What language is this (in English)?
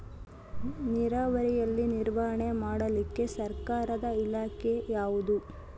Kannada